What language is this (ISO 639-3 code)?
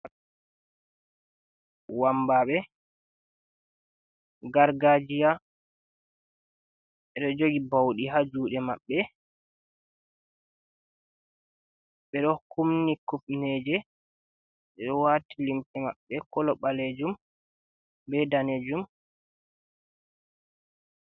ful